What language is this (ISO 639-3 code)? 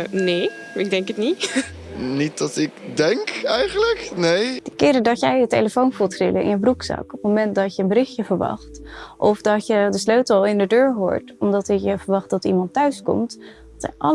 nld